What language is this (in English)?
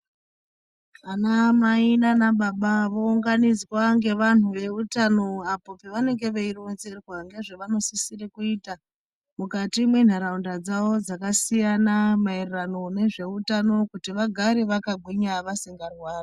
Ndau